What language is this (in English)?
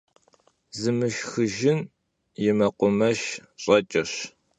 Kabardian